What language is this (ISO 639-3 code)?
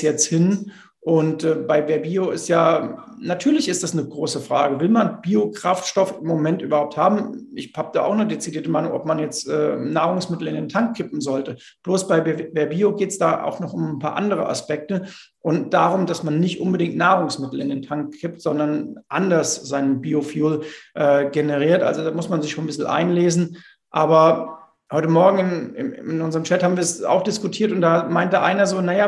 deu